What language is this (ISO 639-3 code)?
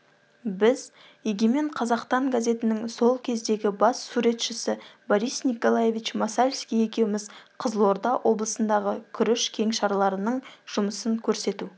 kaz